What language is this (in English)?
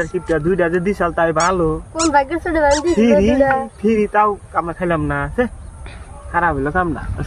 Indonesian